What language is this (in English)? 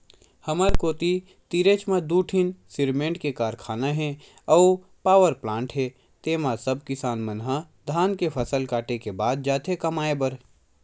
Chhattisgarhi